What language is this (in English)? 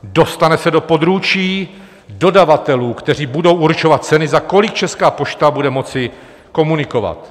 Czech